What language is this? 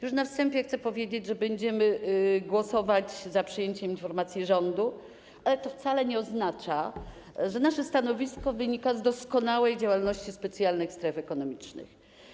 Polish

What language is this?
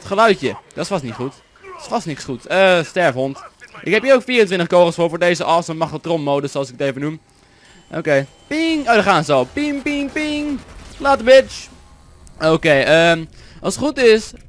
Dutch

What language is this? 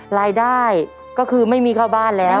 Thai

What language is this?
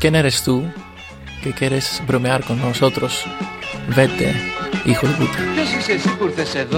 Greek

